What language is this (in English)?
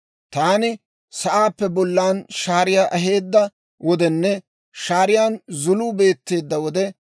Dawro